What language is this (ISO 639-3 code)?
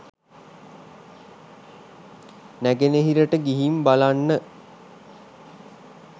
sin